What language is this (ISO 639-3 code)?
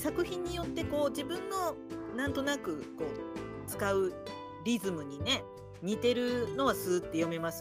jpn